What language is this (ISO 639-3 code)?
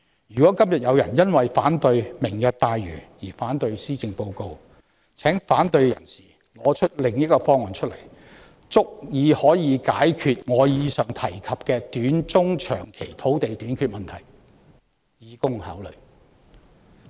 yue